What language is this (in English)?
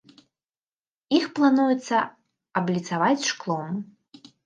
Belarusian